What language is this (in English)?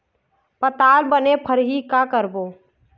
Chhattisgarhi